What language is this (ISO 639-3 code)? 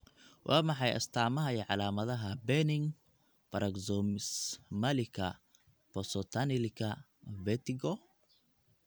som